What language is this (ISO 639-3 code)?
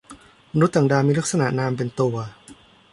tha